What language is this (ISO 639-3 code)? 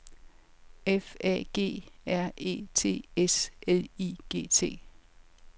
dan